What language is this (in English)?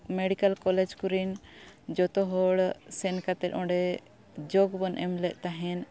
Santali